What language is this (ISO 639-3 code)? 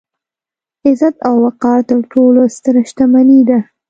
pus